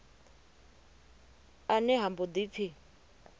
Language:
Venda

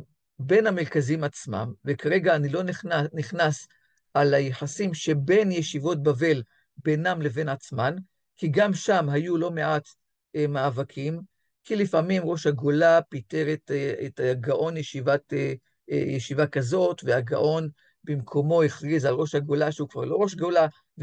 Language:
Hebrew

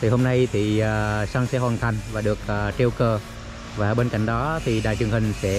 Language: Vietnamese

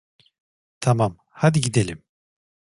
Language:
Turkish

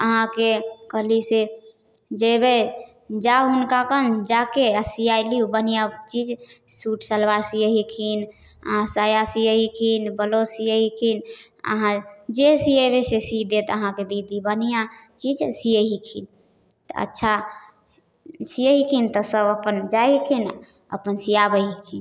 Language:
Maithili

